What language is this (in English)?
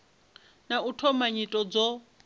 Venda